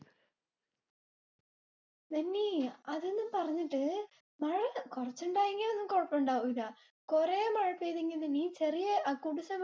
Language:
Malayalam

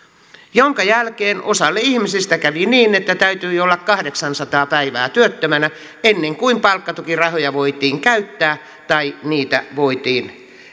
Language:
Finnish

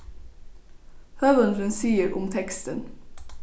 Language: Faroese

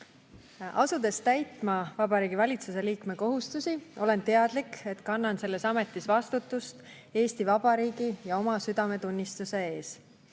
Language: Estonian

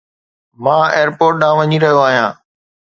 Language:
Sindhi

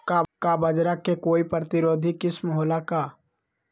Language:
Magahi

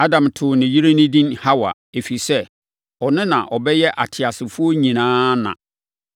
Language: Akan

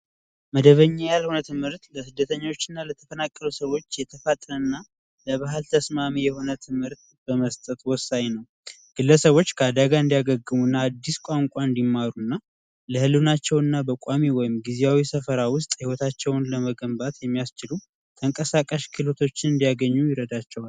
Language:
Amharic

